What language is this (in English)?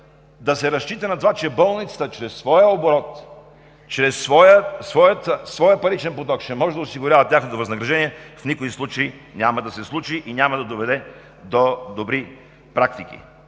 Bulgarian